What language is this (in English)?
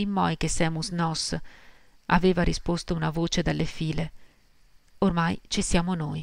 Italian